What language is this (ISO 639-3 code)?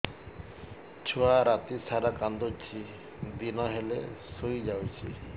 ori